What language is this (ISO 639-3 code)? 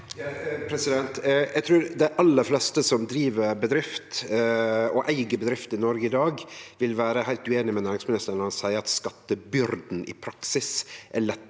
nor